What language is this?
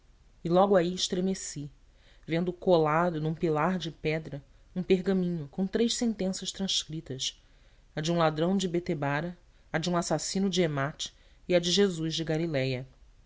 Portuguese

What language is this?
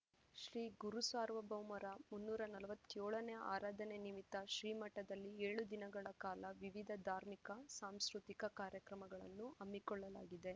Kannada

